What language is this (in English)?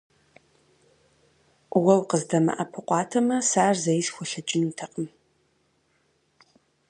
Kabardian